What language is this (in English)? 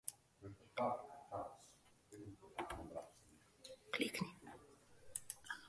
Slovenian